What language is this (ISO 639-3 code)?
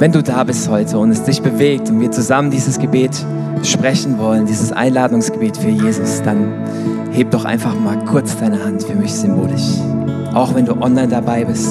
deu